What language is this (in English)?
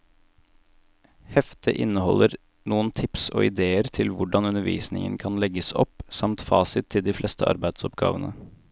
Norwegian